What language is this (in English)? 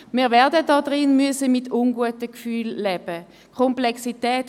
Swiss German